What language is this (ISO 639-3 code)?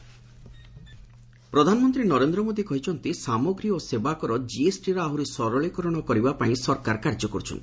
ori